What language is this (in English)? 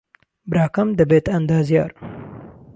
Central Kurdish